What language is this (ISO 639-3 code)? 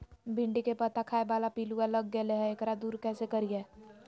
mag